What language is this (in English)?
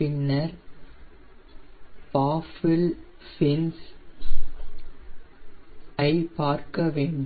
Tamil